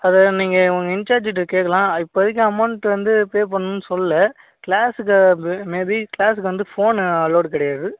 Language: Tamil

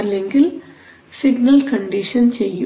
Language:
Malayalam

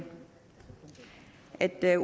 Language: Danish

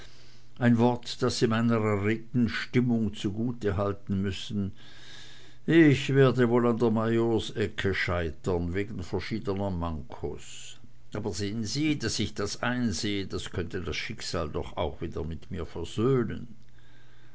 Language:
German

